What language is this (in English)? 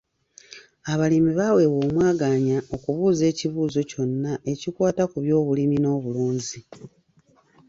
Ganda